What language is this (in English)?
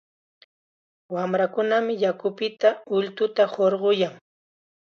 Chiquián Ancash Quechua